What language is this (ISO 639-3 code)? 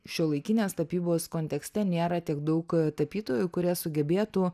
lit